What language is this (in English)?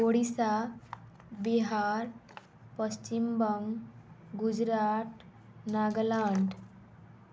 Odia